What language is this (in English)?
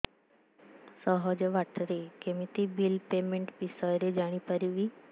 Odia